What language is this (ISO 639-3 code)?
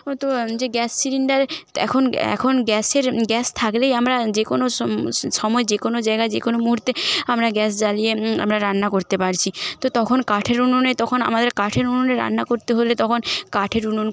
ben